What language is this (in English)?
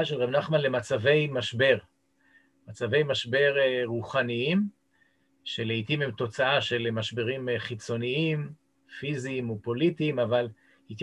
Hebrew